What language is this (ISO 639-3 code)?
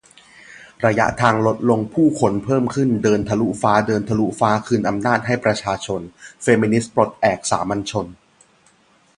tha